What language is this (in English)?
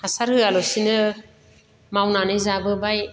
Bodo